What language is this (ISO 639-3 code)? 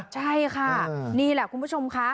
tha